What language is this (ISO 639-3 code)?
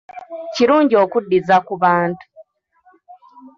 lug